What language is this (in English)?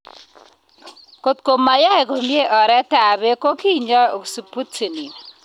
Kalenjin